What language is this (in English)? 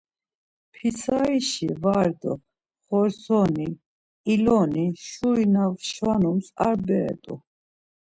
Laz